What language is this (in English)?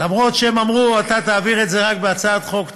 Hebrew